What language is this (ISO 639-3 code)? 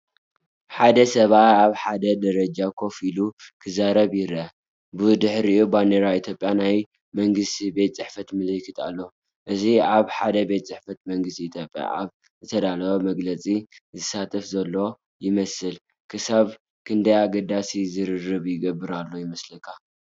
tir